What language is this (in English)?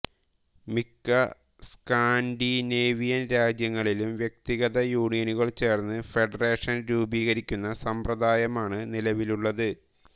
Malayalam